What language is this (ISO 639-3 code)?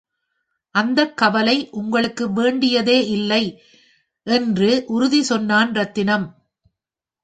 tam